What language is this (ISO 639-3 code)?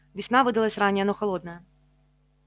rus